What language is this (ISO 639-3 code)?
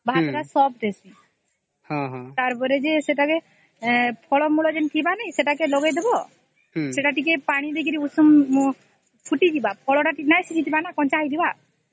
ori